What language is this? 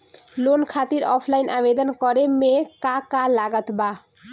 Bhojpuri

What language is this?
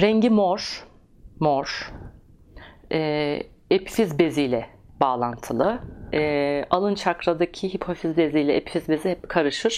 Turkish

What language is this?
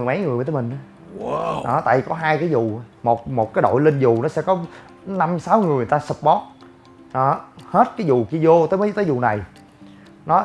Vietnamese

